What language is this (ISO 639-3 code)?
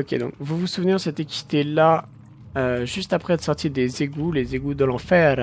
fra